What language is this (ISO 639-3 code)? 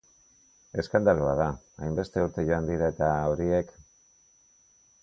eus